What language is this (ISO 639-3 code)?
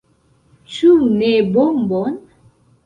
epo